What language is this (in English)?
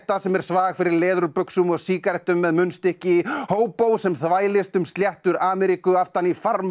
Icelandic